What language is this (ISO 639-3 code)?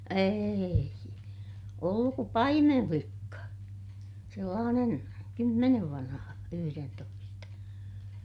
fin